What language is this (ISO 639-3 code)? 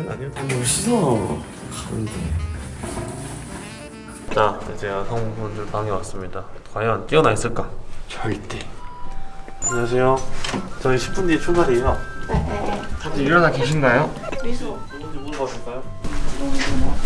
kor